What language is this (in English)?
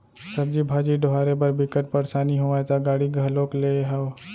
Chhattisgarhi